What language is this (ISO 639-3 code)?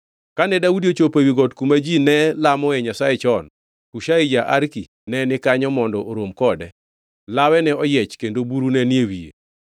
luo